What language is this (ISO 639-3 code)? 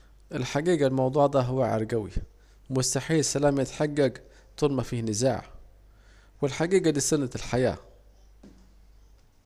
aec